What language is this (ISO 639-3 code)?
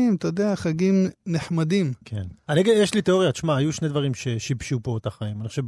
heb